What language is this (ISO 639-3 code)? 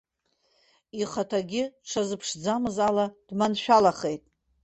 abk